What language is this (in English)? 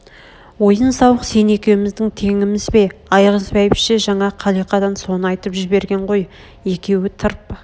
Kazakh